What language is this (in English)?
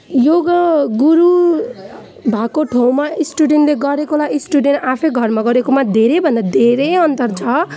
Nepali